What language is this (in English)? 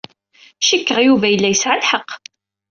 Kabyle